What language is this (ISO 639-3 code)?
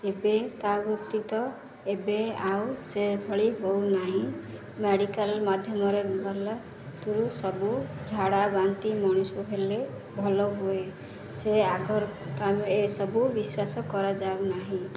ori